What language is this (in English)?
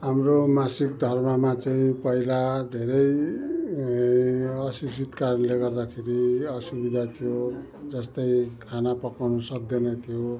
Nepali